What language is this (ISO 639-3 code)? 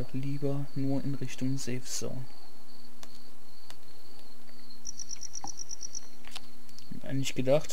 deu